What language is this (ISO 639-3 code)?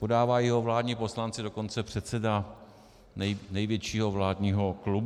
ces